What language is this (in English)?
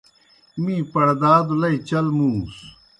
Kohistani Shina